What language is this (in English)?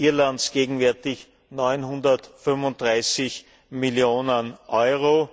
German